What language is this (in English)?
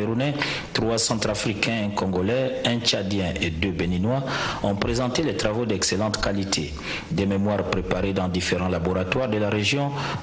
French